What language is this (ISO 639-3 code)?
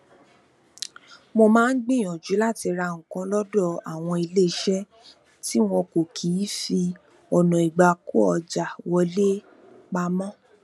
yor